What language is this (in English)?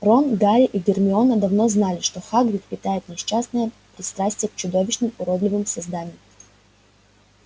Russian